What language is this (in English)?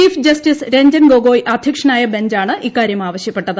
Malayalam